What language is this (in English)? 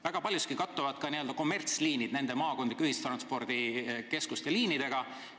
Estonian